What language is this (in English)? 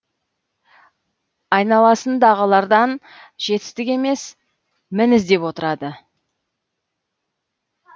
Kazakh